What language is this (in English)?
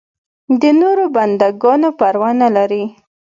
Pashto